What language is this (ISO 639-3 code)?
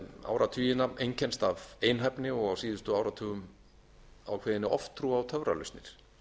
isl